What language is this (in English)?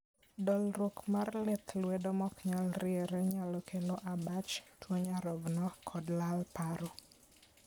Luo (Kenya and Tanzania)